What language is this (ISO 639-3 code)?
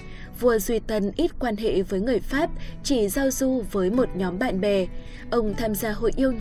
vie